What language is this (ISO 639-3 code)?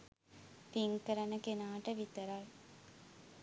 sin